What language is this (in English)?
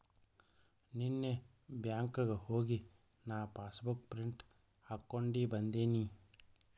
Kannada